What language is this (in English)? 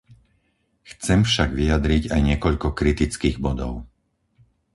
Slovak